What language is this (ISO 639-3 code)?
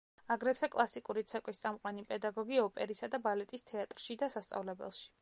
kat